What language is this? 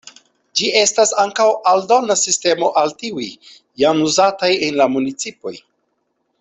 Esperanto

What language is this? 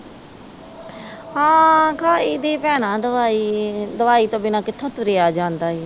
Punjabi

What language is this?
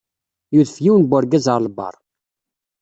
Kabyle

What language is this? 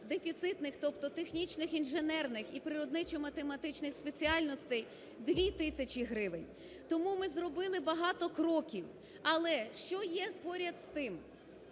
Ukrainian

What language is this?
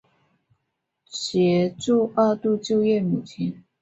Chinese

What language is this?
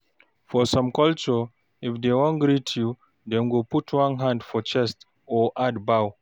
Nigerian Pidgin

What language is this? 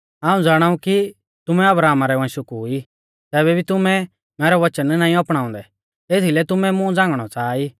Mahasu Pahari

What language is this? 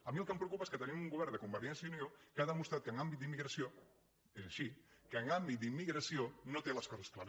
Catalan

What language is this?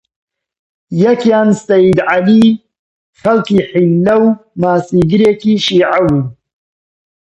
Central Kurdish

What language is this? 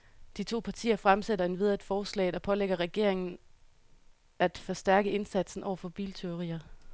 Danish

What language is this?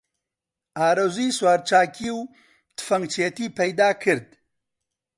Central Kurdish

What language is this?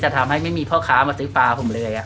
Thai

